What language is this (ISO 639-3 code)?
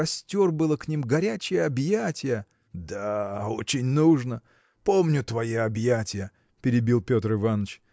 rus